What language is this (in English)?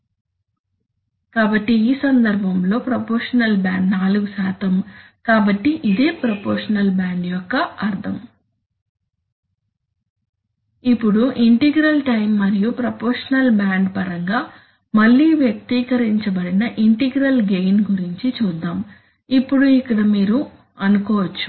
Telugu